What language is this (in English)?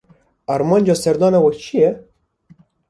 Kurdish